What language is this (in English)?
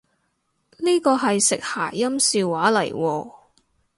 Cantonese